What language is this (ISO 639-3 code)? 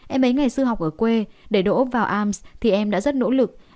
vie